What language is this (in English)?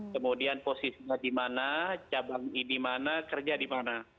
Indonesian